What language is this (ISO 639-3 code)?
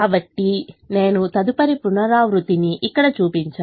tel